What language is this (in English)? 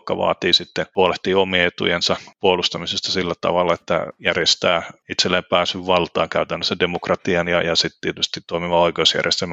Finnish